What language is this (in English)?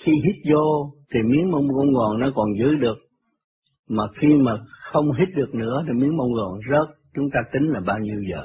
Vietnamese